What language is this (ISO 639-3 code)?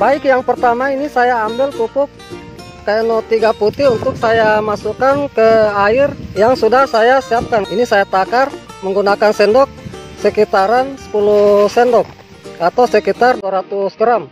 ind